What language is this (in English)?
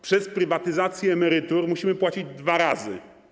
Polish